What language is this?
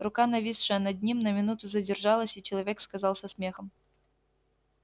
Russian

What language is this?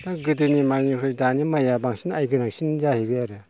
Bodo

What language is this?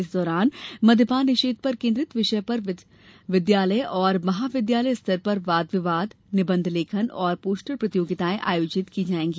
Hindi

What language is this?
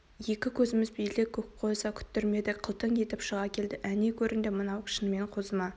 Kazakh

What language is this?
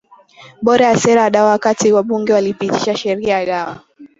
Swahili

